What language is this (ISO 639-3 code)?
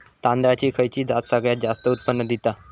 mar